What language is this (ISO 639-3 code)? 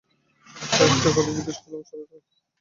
ben